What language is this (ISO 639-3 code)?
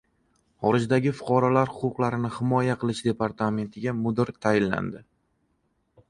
uzb